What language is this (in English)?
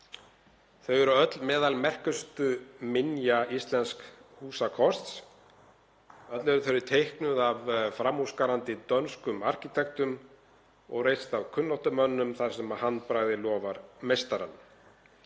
Icelandic